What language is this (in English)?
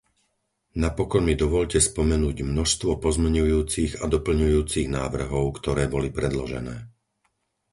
Slovak